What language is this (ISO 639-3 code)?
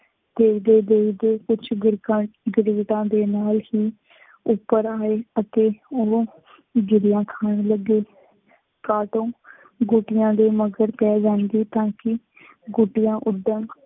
pan